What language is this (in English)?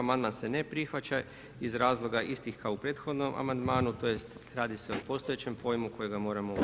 Croatian